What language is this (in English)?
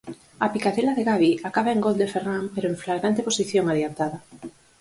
Galician